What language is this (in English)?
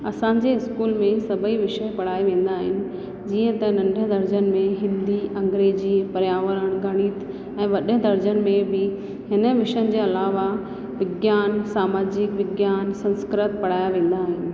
Sindhi